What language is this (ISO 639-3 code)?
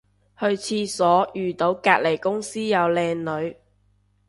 yue